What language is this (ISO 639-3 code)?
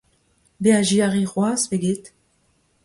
bre